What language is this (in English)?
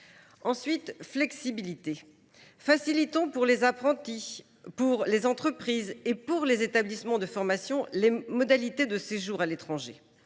French